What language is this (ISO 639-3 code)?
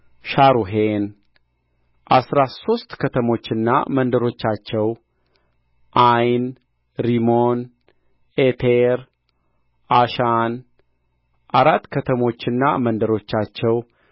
amh